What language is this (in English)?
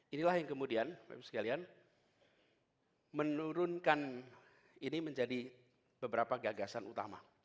Indonesian